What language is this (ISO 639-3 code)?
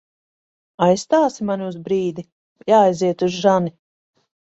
lav